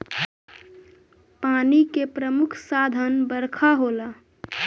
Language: Bhojpuri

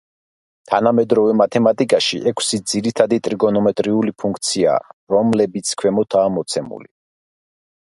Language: Georgian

